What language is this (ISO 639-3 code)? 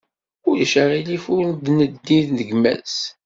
kab